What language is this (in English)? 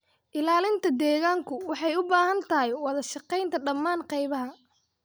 Somali